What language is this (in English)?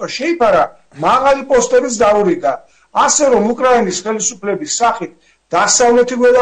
Romanian